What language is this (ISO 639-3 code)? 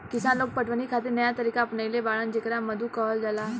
bho